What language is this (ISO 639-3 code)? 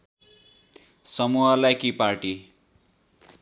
nep